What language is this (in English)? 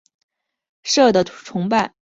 Chinese